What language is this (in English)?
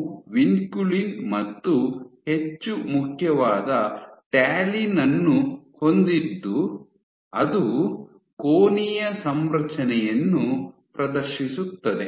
Kannada